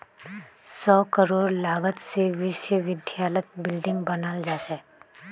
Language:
Magahi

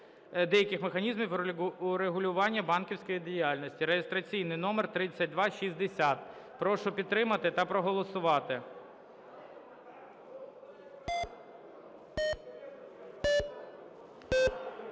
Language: Ukrainian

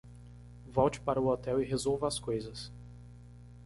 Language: Portuguese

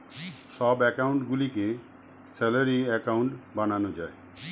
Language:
Bangla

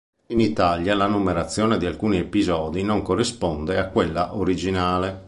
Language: Italian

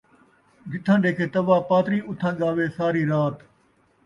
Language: Saraiki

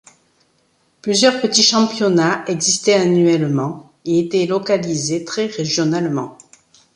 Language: French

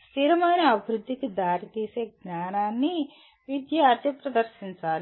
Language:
Telugu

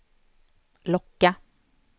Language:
Swedish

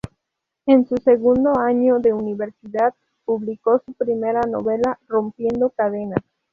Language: Spanish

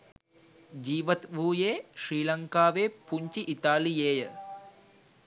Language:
Sinhala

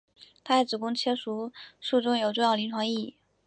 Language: Chinese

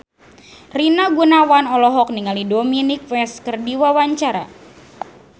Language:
Sundanese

